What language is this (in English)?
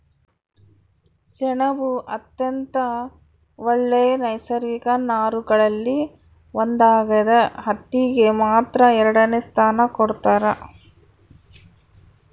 Kannada